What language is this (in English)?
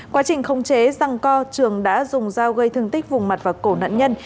Vietnamese